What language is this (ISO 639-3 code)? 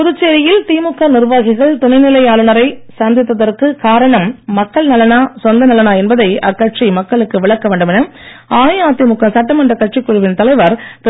tam